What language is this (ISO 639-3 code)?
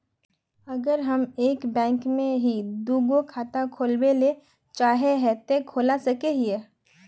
mag